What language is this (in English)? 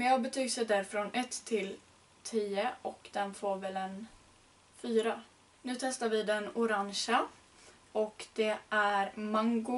Swedish